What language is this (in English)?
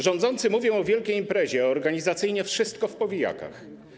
Polish